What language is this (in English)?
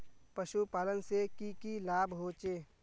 Magahi